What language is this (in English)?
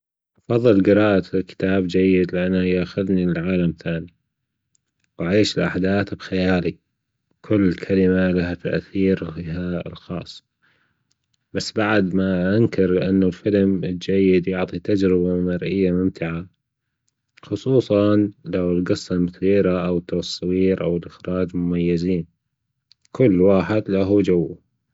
Gulf Arabic